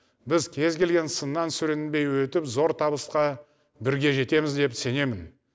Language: Kazakh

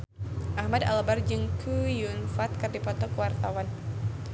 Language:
Sundanese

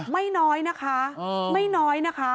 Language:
Thai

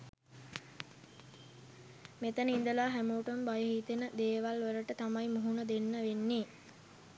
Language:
Sinhala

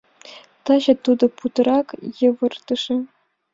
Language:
Mari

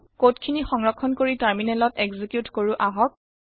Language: Assamese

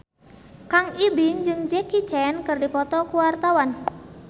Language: Sundanese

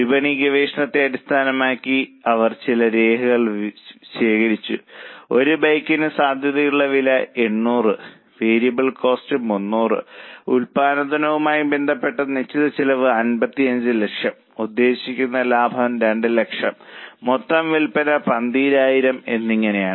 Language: Malayalam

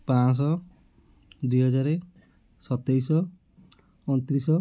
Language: Odia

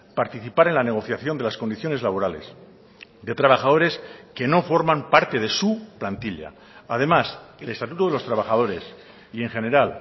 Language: Spanish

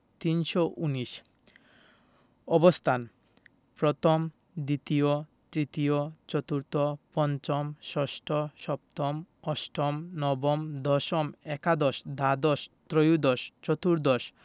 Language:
Bangla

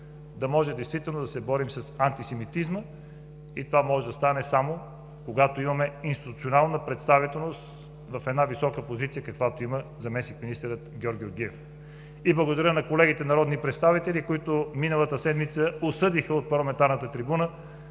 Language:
Bulgarian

